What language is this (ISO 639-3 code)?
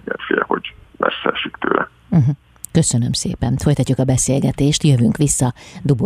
hun